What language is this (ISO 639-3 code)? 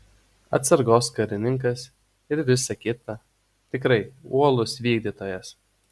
lit